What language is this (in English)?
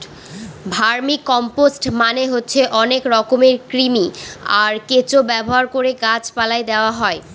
Bangla